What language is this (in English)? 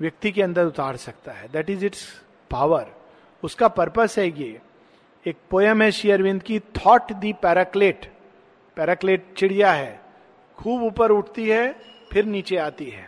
Hindi